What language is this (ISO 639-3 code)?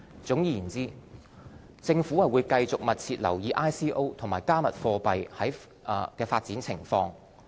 yue